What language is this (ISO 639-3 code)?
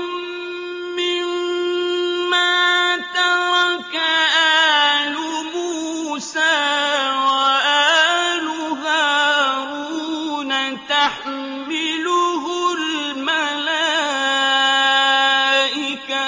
ara